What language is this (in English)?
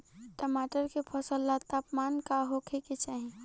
Bhojpuri